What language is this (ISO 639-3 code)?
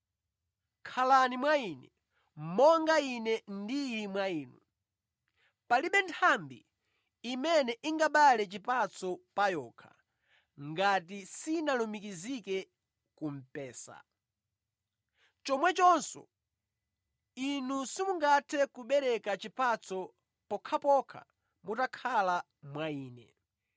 nya